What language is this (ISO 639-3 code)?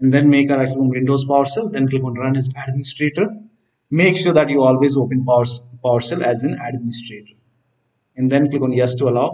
eng